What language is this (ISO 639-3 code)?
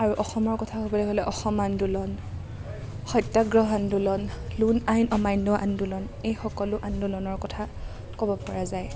asm